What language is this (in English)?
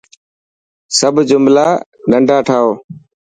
Dhatki